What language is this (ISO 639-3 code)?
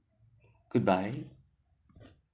eng